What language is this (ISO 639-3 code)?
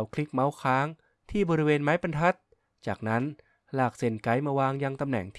tha